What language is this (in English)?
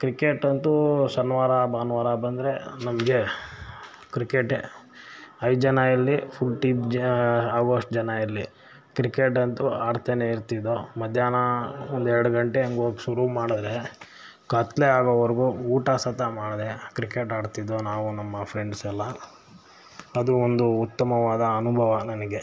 Kannada